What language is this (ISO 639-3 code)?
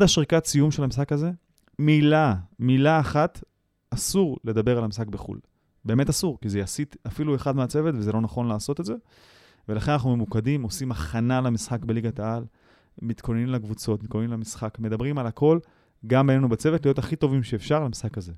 heb